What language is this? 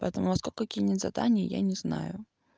Russian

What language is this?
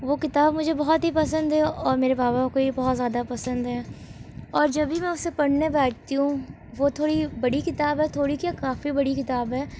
Urdu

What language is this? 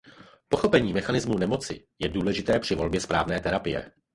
Czech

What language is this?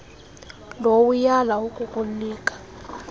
Xhosa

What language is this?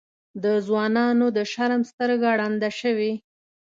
Pashto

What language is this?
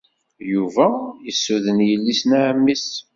Kabyle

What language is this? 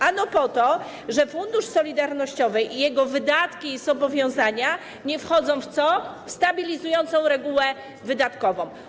Polish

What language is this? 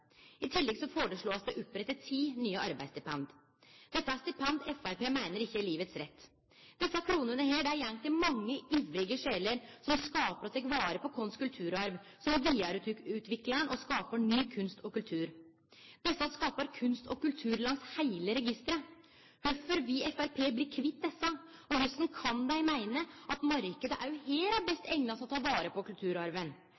Norwegian Nynorsk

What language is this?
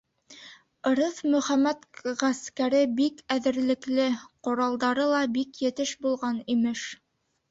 Bashkir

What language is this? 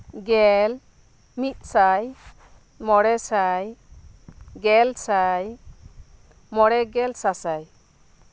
Santali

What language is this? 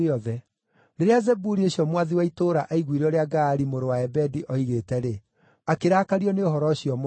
Kikuyu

